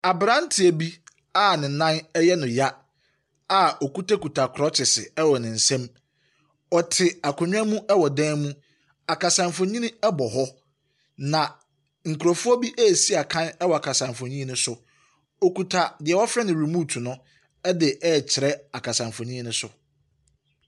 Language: Akan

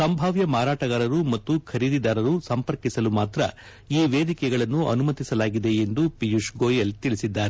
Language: Kannada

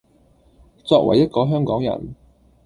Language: Cantonese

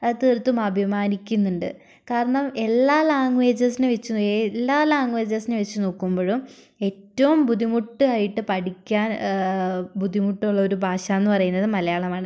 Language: Malayalam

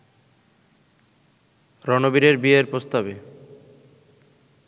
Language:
Bangla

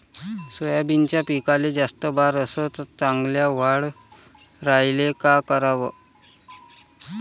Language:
Marathi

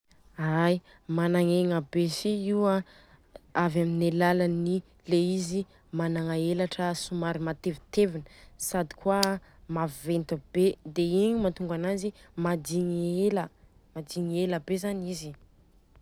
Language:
Southern Betsimisaraka Malagasy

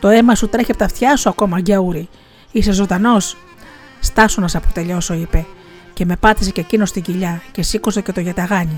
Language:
Greek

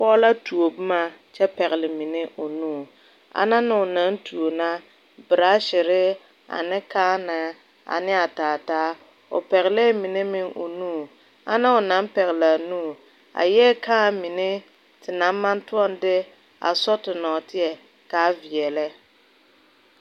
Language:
Southern Dagaare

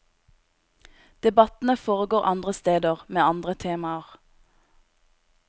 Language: Norwegian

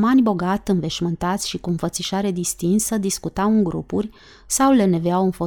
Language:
Romanian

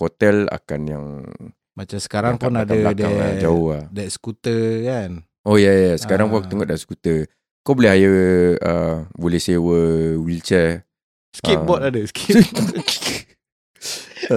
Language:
Malay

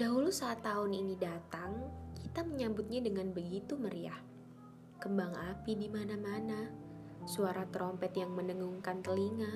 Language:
Indonesian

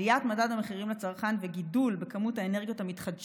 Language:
Hebrew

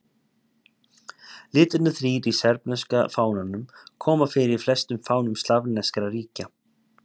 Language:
Icelandic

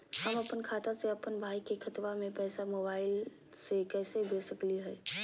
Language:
Magahi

